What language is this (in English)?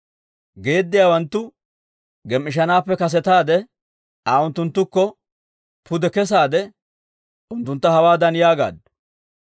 Dawro